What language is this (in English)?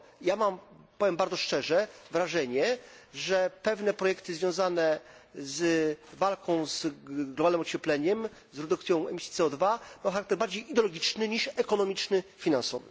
Polish